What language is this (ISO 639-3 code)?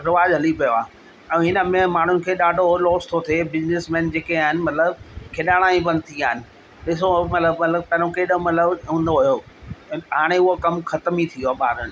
snd